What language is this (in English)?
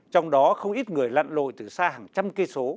Vietnamese